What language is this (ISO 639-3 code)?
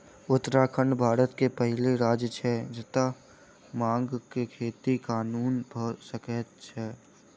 mai